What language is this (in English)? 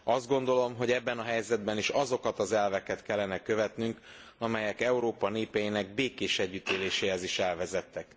Hungarian